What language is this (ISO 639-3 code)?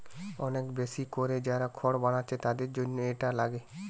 ben